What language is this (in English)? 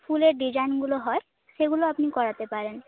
Bangla